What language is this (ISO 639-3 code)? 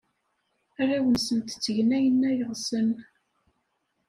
kab